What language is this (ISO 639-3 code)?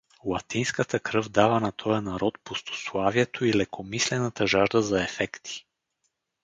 bul